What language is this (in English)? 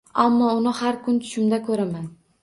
Uzbek